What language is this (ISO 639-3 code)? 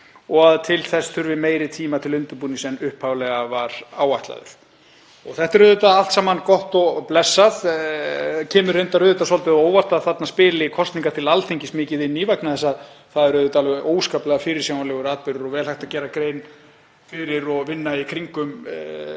isl